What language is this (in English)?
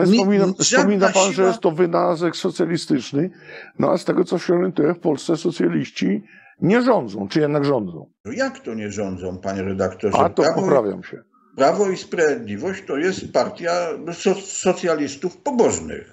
Polish